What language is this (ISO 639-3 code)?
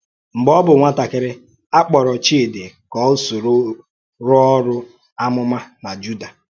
ibo